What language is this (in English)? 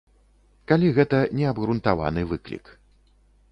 Belarusian